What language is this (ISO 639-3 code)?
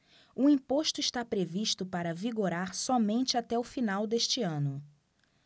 por